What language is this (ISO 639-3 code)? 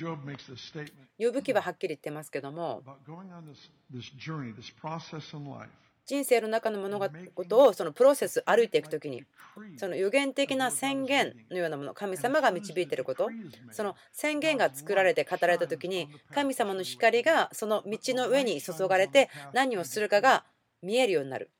jpn